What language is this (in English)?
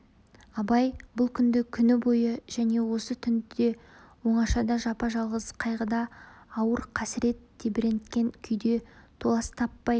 Kazakh